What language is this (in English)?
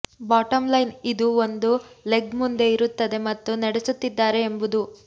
Kannada